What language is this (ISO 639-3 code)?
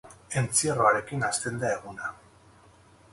eus